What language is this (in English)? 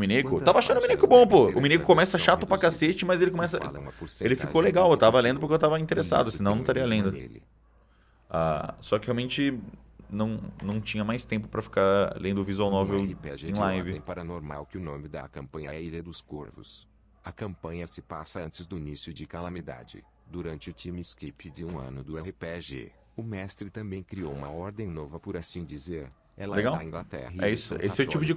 Portuguese